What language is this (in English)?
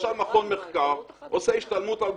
Hebrew